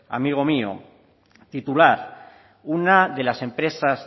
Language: Spanish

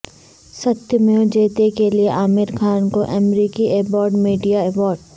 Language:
Urdu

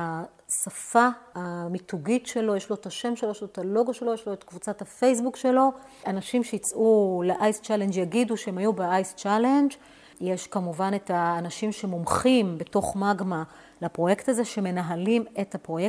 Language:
Hebrew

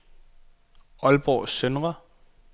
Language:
Danish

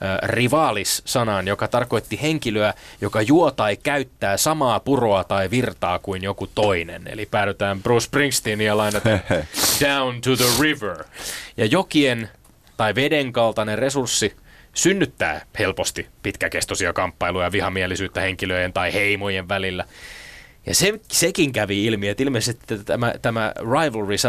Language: Finnish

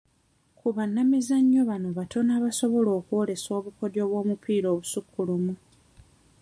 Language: Ganda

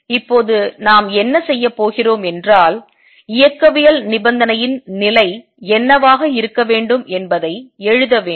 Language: Tamil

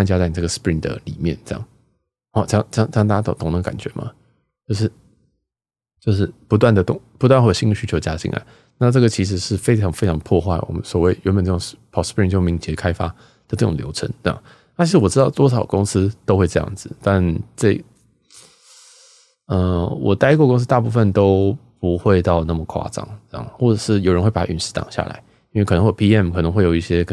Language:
Chinese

